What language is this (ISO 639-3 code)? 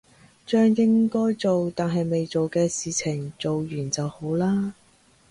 yue